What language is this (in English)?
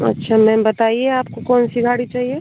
Hindi